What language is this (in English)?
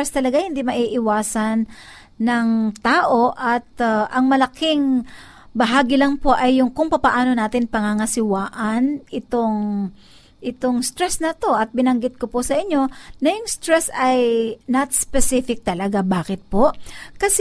Filipino